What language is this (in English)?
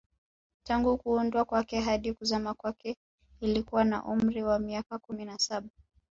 Swahili